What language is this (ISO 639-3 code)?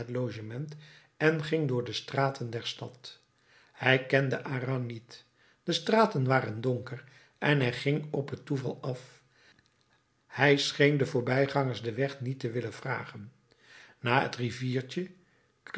nld